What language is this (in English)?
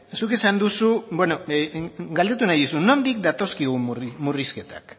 Basque